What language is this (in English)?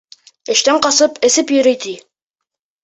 Bashkir